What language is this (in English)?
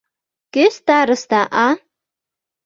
Mari